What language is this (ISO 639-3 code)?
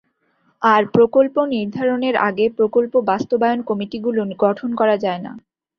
ben